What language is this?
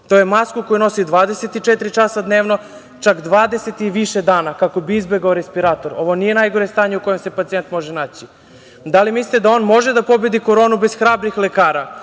Serbian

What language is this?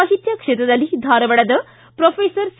Kannada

